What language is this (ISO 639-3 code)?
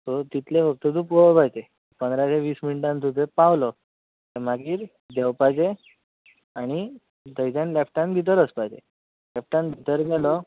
kok